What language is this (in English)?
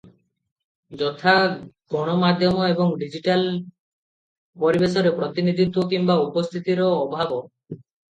Odia